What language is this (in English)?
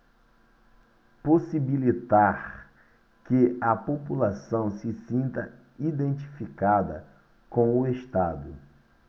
Portuguese